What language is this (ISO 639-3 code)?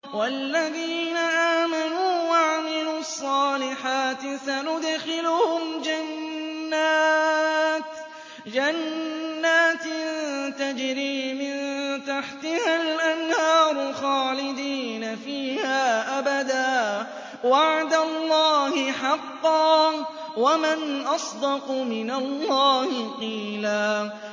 ara